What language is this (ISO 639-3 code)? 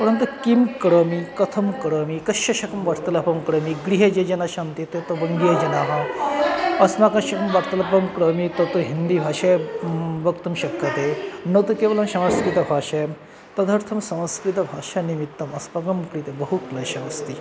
san